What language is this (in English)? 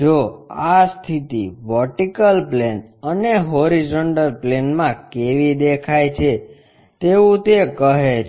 Gujarati